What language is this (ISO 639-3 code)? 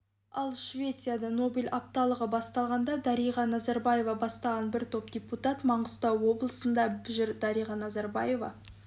kaz